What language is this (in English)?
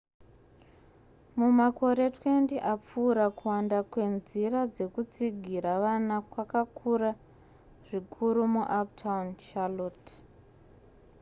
Shona